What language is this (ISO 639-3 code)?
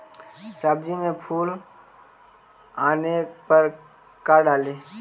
mag